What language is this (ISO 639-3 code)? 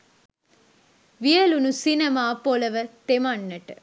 sin